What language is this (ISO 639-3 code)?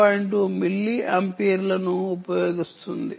tel